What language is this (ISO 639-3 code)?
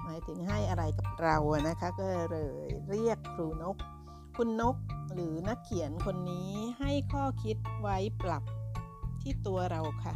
tha